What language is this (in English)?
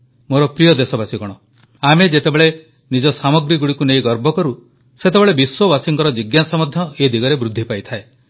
Odia